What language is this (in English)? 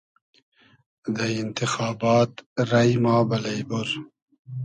Hazaragi